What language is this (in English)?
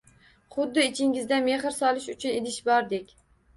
Uzbek